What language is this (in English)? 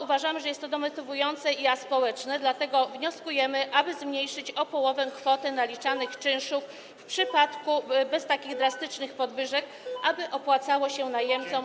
Polish